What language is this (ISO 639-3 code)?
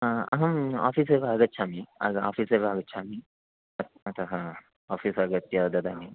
san